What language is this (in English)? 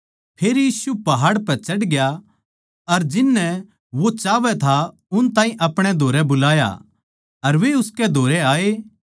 Haryanvi